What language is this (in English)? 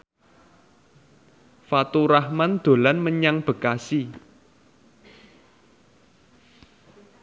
Javanese